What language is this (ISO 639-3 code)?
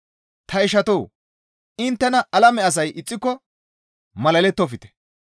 gmv